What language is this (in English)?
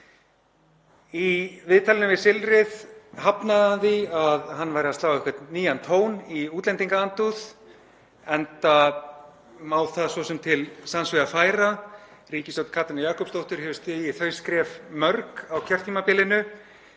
Icelandic